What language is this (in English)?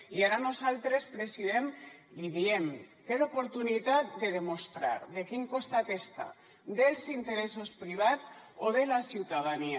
Catalan